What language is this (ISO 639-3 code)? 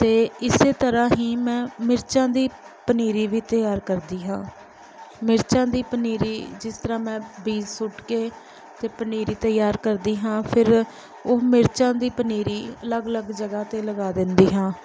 pan